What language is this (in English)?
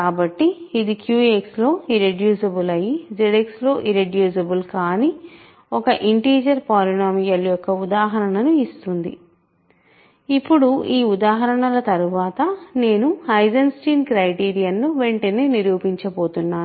Telugu